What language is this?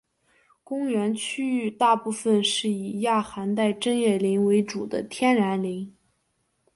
Chinese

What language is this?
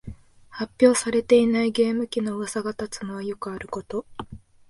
Japanese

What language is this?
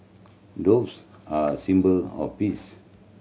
English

